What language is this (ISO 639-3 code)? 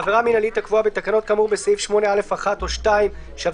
heb